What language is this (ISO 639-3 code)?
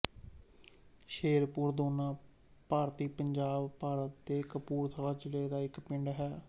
pan